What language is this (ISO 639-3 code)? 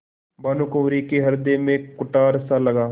hin